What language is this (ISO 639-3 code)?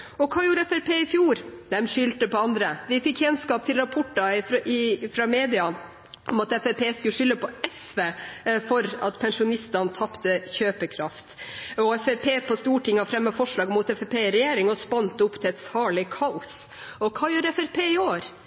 nob